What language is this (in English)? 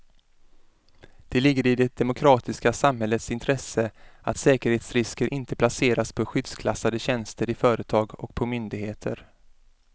Swedish